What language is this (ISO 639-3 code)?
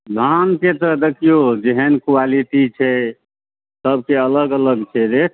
mai